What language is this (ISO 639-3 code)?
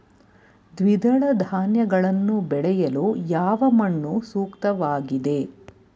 kan